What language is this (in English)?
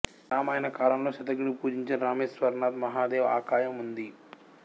Telugu